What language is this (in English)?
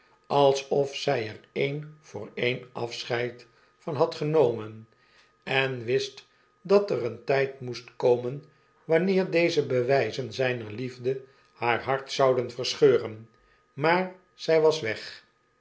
Dutch